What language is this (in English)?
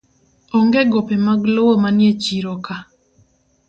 Luo (Kenya and Tanzania)